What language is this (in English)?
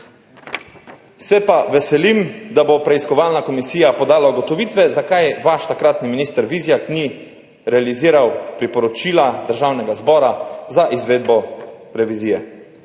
Slovenian